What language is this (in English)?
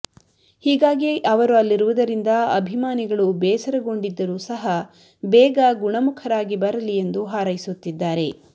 Kannada